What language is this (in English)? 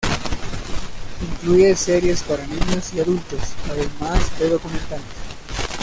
Spanish